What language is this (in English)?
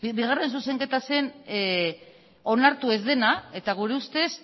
Basque